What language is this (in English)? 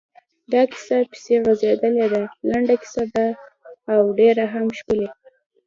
Pashto